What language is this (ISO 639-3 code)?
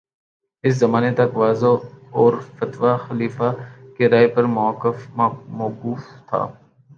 urd